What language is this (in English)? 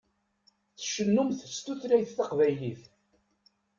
Kabyle